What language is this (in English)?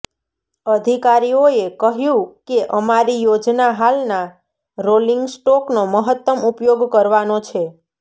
Gujarati